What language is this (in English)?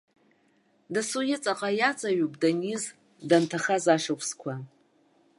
Abkhazian